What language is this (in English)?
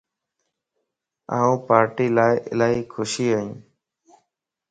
Lasi